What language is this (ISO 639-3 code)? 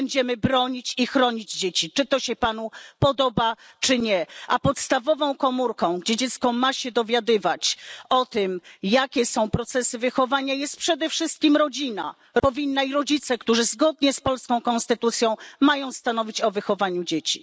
pol